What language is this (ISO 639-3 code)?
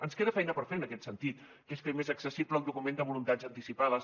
cat